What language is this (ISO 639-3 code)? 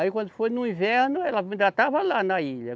por